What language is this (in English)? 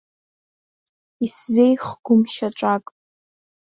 Abkhazian